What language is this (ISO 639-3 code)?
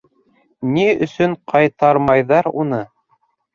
bak